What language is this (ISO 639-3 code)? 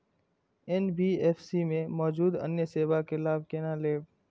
mai